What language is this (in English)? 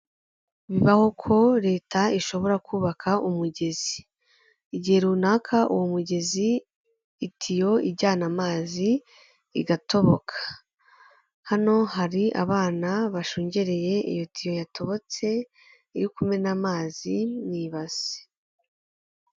Kinyarwanda